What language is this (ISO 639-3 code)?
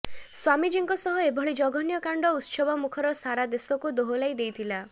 ori